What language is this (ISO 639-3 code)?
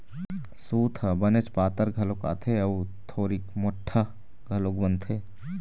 hne